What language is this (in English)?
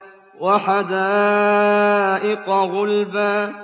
Arabic